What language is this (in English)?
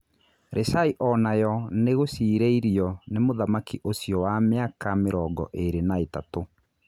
Kikuyu